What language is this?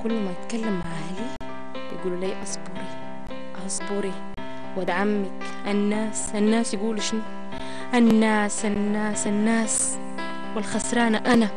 Arabic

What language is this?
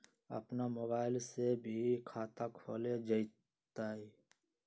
Magahi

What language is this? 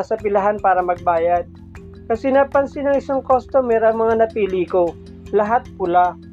Filipino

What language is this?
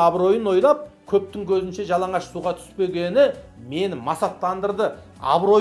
Turkish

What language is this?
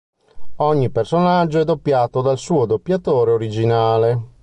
Italian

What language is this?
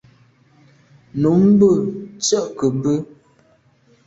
Medumba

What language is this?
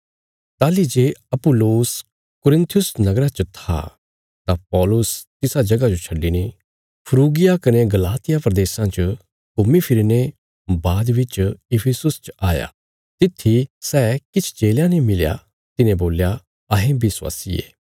Bilaspuri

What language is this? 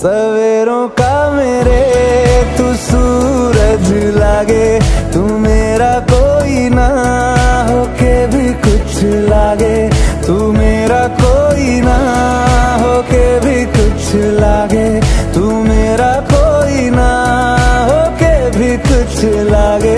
Arabic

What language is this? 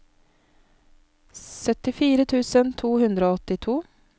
Norwegian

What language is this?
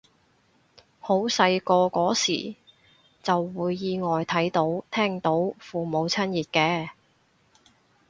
Cantonese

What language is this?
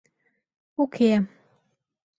Mari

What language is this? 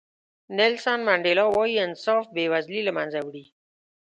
Pashto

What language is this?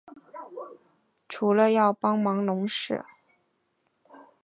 Chinese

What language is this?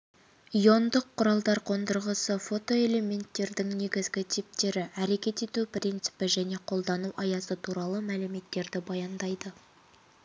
Kazakh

